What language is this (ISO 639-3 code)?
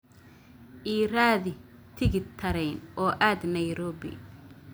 som